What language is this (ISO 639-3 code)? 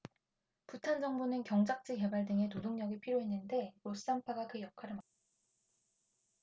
kor